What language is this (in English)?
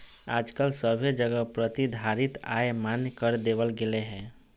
Magahi